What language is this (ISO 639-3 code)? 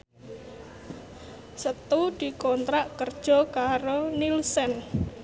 jav